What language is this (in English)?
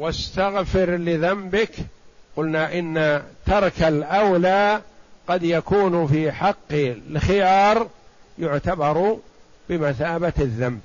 Arabic